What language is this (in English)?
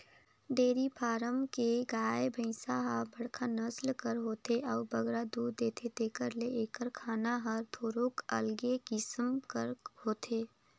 Chhattisgarhi